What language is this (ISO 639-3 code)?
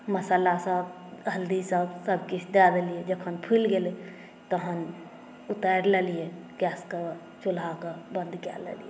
mai